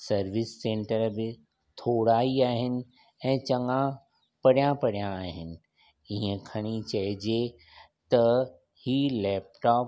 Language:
Sindhi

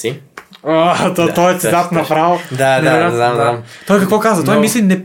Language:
Bulgarian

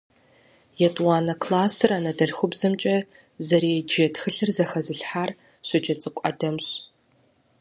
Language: Kabardian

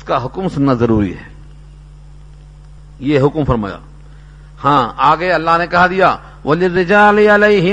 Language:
Urdu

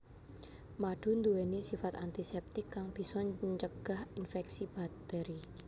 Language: Javanese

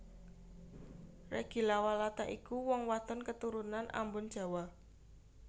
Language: Javanese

